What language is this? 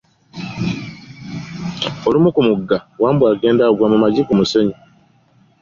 Ganda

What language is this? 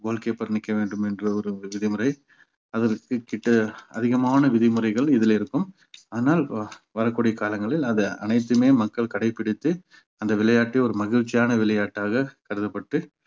Tamil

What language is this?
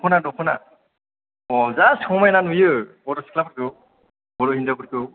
Bodo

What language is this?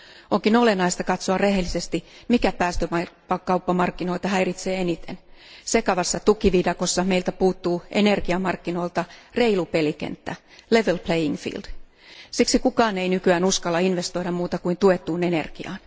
Finnish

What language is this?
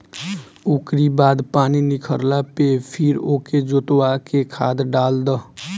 Bhojpuri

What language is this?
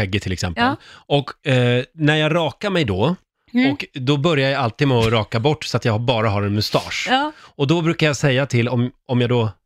Swedish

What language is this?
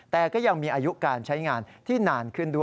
Thai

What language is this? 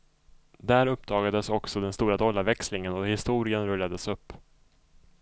Swedish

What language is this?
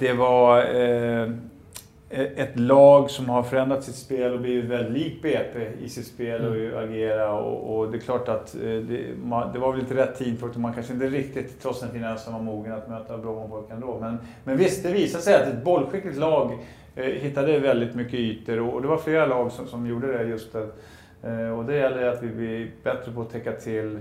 Swedish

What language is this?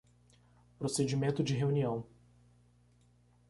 Portuguese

